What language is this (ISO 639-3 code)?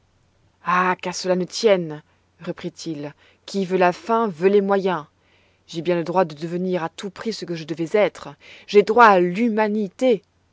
fra